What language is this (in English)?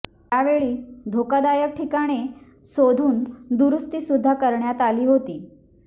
Marathi